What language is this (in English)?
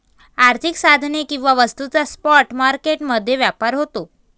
Marathi